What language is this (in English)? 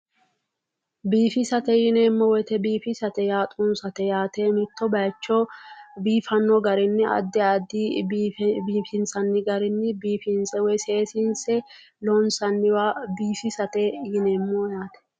Sidamo